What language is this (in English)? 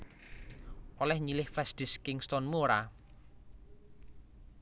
Javanese